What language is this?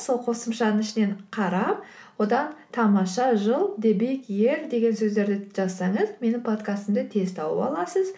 Kazakh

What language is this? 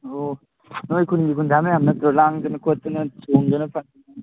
Manipuri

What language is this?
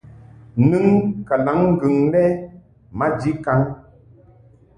Mungaka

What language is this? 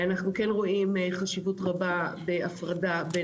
Hebrew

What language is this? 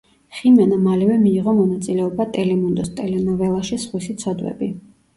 Georgian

